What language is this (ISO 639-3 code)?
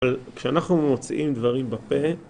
heb